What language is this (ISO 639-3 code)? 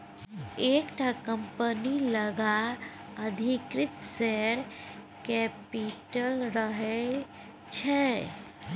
mai